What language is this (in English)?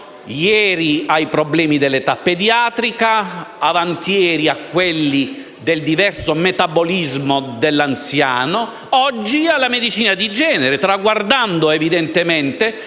Italian